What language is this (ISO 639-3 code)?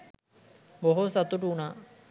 sin